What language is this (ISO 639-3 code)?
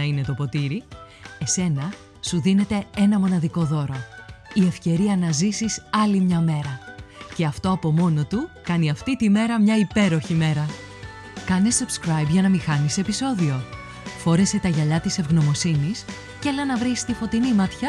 ell